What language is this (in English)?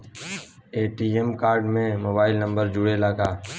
Bhojpuri